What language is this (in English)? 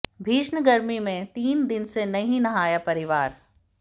Hindi